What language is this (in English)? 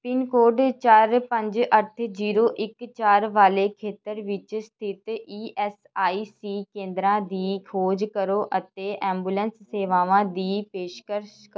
Punjabi